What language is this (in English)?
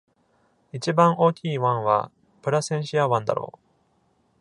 Japanese